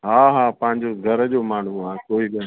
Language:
Sindhi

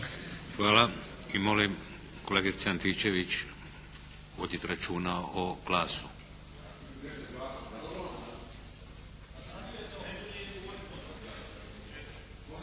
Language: Croatian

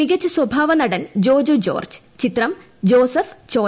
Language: Malayalam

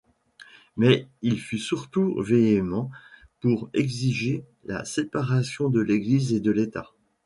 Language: French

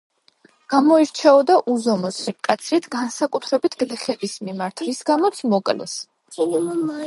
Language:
Georgian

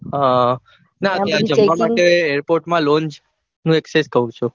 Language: Gujarati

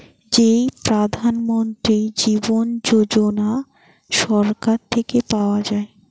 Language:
Bangla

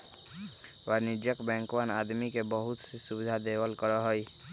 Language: Magahi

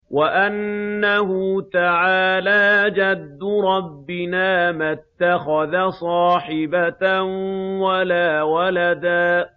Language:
Arabic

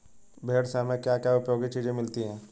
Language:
Hindi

